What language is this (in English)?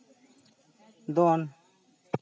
Santali